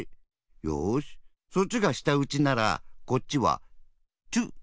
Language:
Japanese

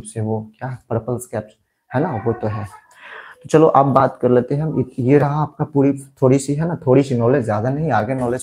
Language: Hindi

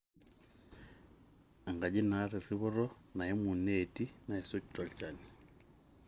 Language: Masai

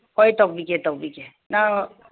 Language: Manipuri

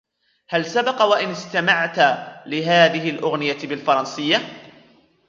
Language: Arabic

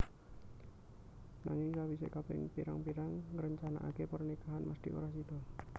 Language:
Javanese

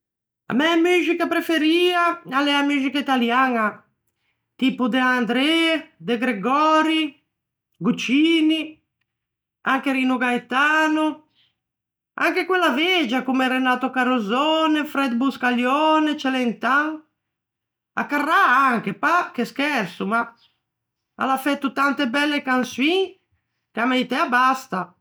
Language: Ligurian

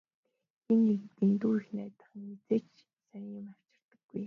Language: Mongolian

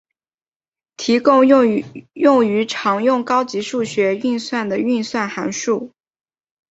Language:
Chinese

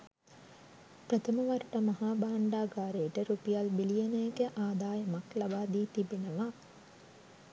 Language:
Sinhala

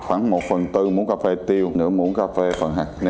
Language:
Vietnamese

